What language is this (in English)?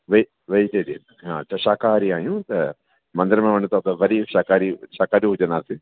Sindhi